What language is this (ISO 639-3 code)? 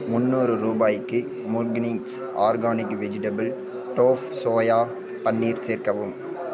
tam